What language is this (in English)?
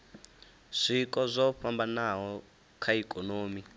Venda